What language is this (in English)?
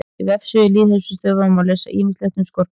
Icelandic